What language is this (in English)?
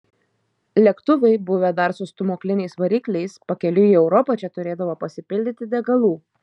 Lithuanian